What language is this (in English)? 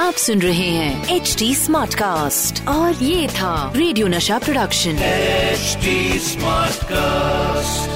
Hindi